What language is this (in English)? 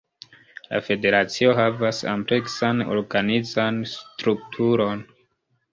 Esperanto